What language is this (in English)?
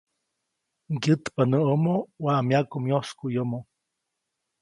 Copainalá Zoque